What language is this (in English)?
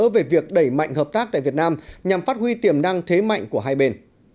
Vietnamese